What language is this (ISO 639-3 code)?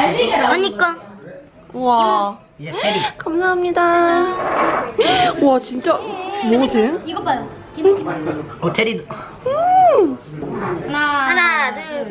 kor